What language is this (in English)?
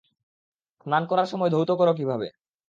Bangla